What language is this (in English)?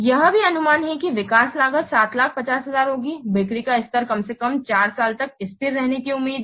Hindi